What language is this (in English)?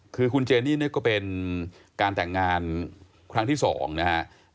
Thai